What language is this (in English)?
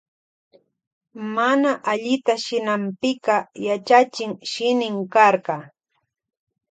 Loja Highland Quichua